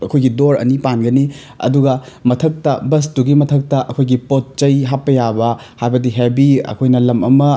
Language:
Manipuri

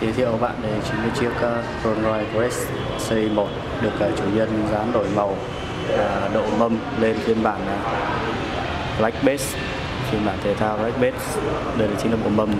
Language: Vietnamese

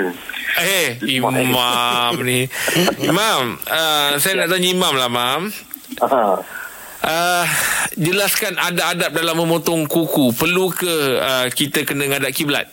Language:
Malay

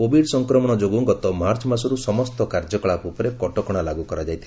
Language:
Odia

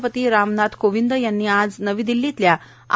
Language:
Marathi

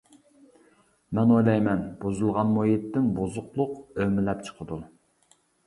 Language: Uyghur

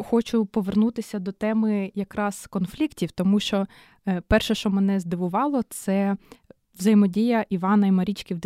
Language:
Ukrainian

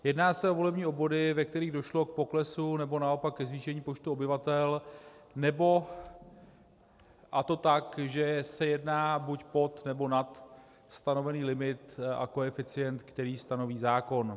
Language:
Czech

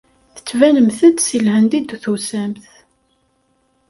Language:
Kabyle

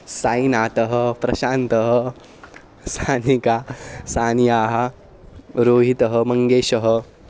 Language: Sanskrit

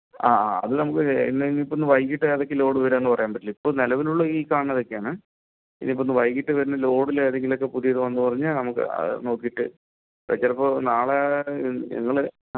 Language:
Malayalam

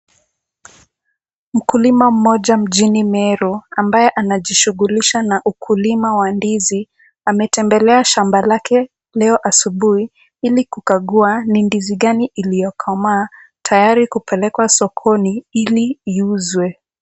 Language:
Swahili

